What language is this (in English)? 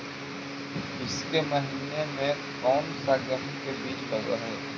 Magahi